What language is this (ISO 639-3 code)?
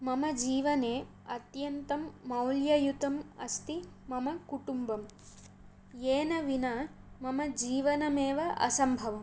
san